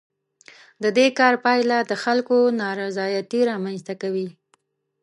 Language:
Pashto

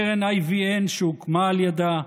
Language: Hebrew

